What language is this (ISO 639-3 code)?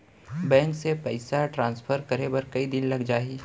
hne